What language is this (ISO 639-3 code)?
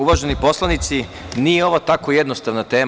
srp